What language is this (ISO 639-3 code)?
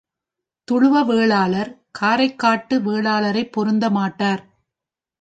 tam